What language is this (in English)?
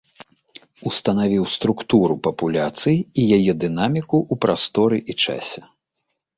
Belarusian